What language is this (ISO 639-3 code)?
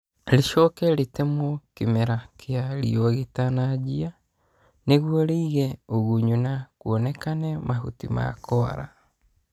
kik